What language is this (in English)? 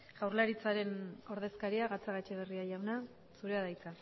Basque